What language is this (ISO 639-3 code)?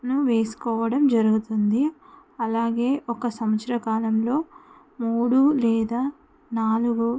tel